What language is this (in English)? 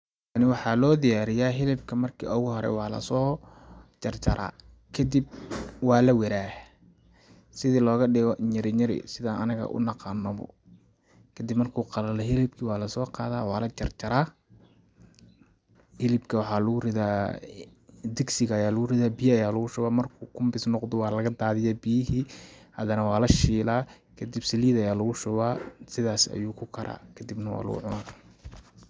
Somali